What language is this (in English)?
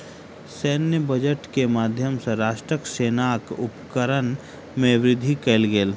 Maithili